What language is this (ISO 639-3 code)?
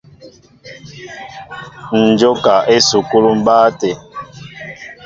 mbo